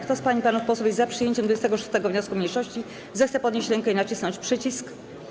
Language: Polish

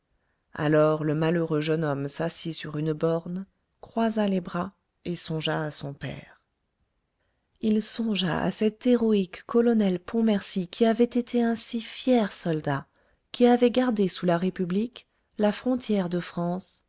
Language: French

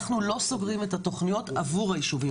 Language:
Hebrew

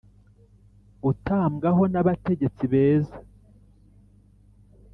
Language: Kinyarwanda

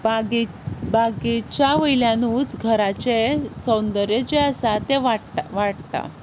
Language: Konkani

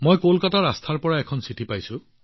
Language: Assamese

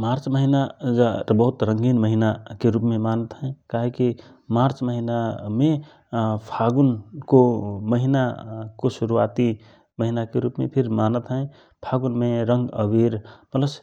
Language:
Rana Tharu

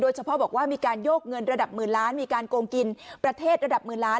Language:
Thai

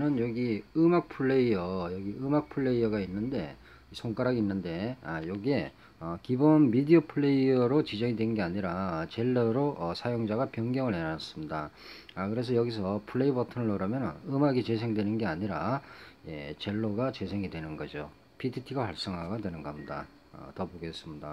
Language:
Korean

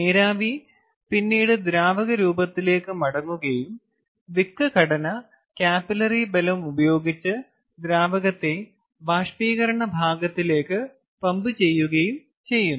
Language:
Malayalam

